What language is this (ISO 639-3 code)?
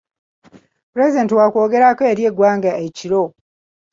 lug